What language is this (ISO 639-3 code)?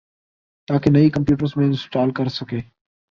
urd